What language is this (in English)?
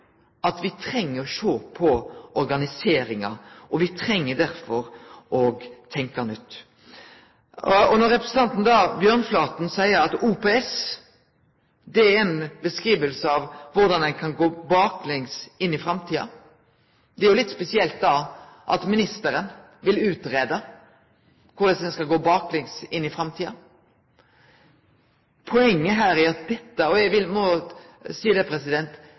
Norwegian Nynorsk